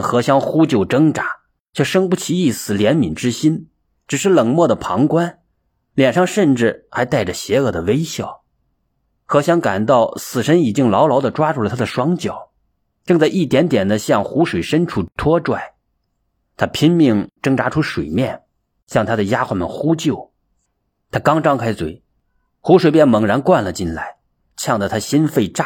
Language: Chinese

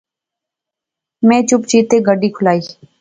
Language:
Pahari-Potwari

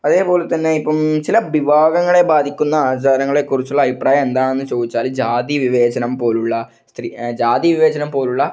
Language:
Malayalam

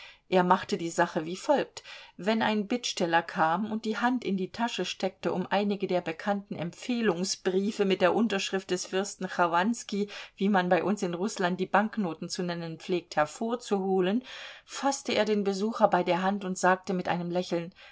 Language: German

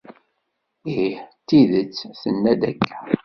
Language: Kabyle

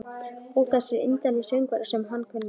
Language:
Icelandic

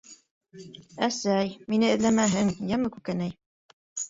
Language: Bashkir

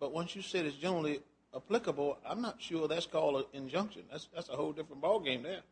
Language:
English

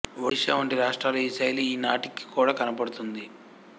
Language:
Telugu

